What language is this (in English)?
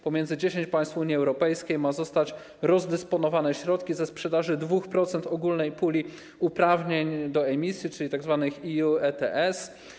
Polish